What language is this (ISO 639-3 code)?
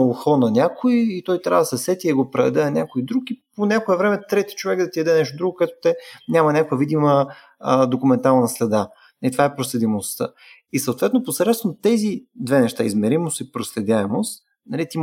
bul